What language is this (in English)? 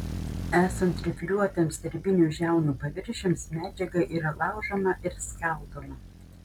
Lithuanian